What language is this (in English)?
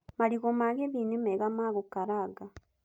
Kikuyu